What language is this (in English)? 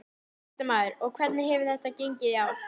Icelandic